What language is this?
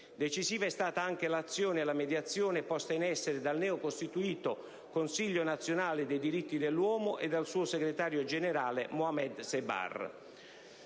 Italian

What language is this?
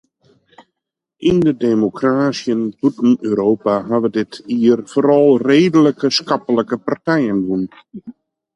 Western Frisian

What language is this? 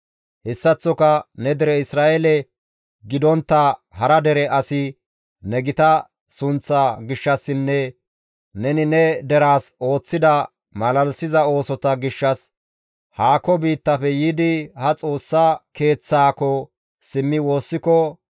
Gamo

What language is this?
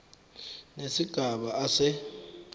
Zulu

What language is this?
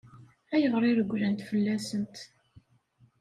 Kabyle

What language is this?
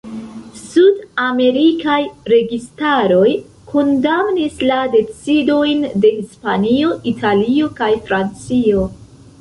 Esperanto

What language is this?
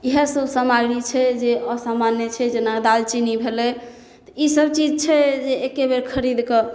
Maithili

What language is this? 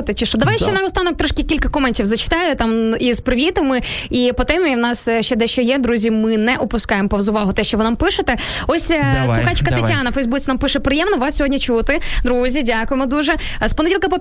Ukrainian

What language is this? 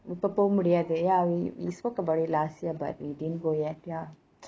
English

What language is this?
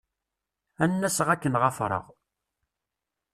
Kabyle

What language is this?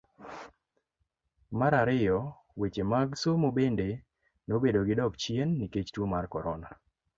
Luo (Kenya and Tanzania)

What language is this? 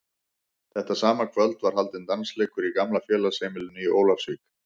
Icelandic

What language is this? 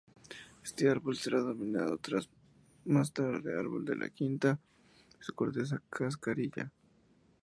Spanish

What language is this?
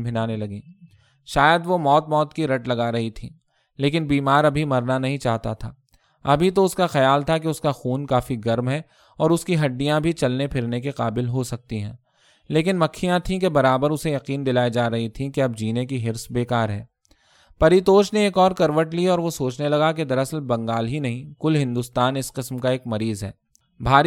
Urdu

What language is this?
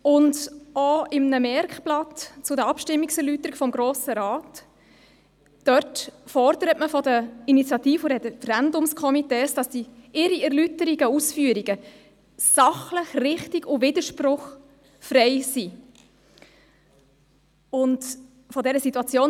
Swiss German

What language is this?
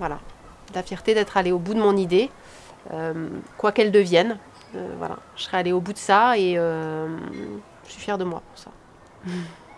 French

